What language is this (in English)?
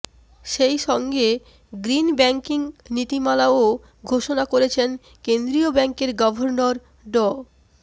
Bangla